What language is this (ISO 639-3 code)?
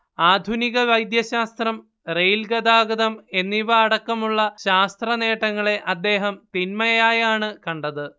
mal